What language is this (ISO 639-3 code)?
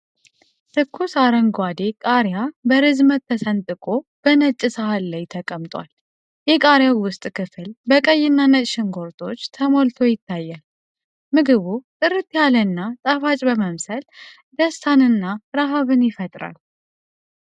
amh